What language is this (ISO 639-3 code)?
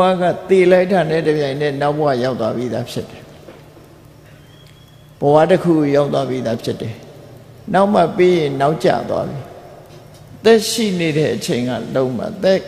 vie